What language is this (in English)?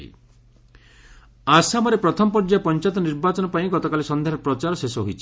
Odia